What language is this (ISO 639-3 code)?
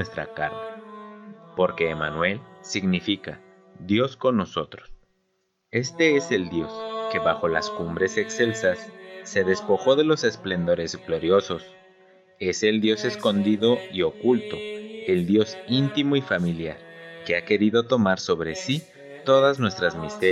spa